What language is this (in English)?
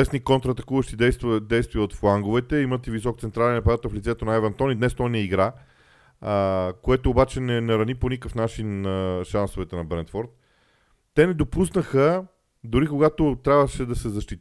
Bulgarian